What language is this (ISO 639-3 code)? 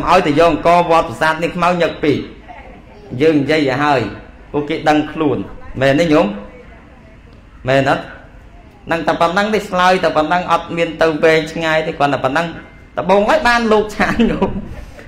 vie